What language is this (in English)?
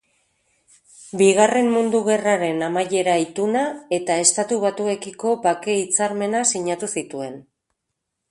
Basque